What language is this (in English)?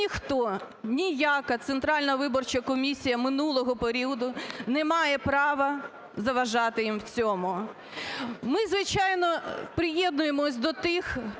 Ukrainian